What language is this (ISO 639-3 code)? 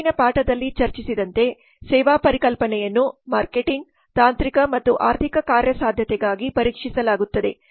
kan